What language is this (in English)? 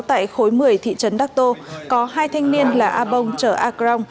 Vietnamese